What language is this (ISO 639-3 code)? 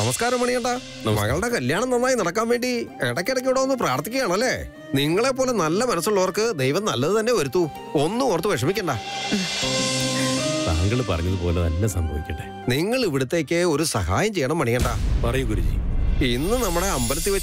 ara